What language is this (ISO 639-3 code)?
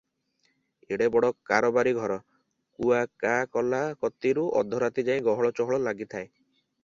ori